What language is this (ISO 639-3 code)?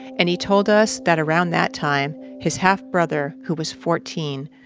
eng